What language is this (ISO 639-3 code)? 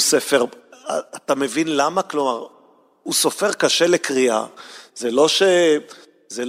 heb